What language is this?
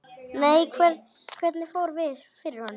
Icelandic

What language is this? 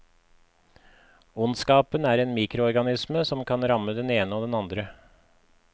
Norwegian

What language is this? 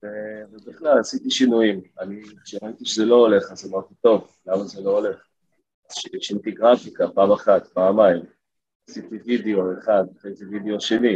Hebrew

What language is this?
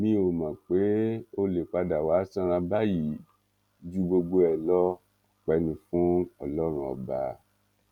Yoruba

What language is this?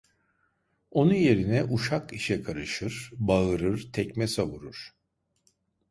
Turkish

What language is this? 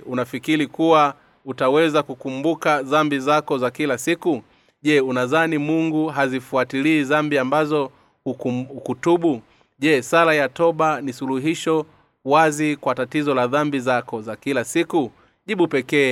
Swahili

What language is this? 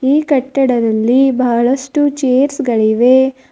Kannada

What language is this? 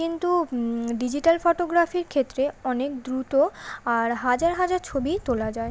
Bangla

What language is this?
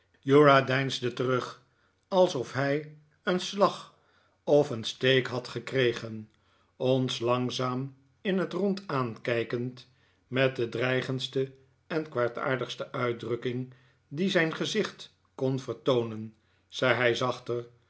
Dutch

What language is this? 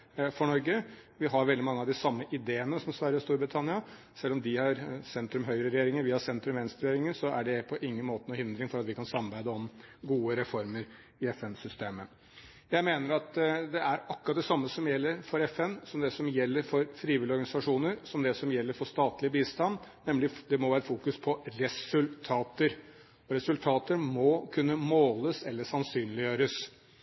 Norwegian Bokmål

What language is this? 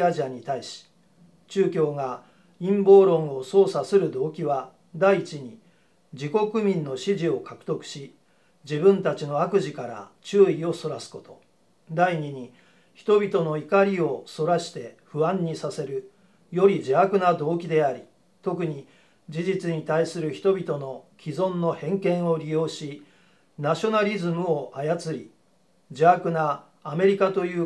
Japanese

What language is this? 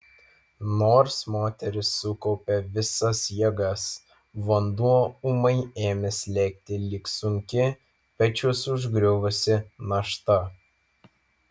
Lithuanian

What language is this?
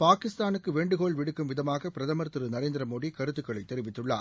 Tamil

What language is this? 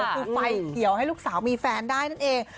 Thai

